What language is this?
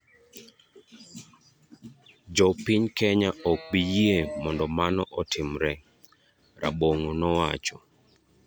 Luo (Kenya and Tanzania)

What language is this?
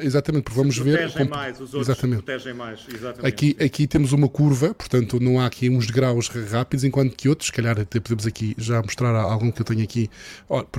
Portuguese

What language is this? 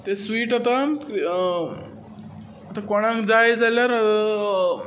Konkani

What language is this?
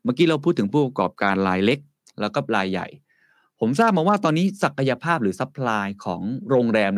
Thai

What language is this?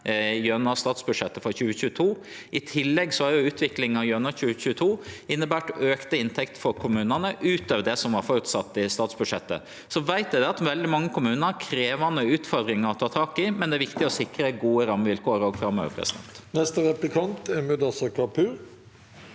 Norwegian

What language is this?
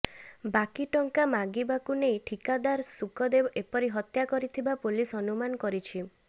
Odia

